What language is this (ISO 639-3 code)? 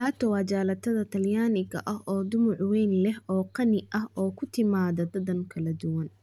som